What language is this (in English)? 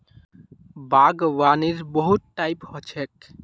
Magahi